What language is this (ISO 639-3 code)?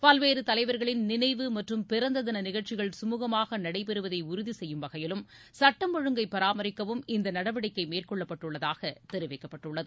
tam